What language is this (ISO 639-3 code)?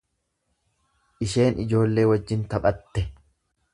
orm